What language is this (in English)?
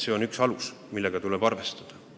Estonian